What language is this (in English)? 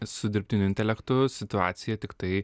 Lithuanian